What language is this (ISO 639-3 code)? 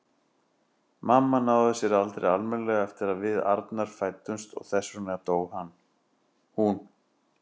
isl